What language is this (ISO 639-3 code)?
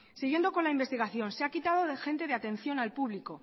spa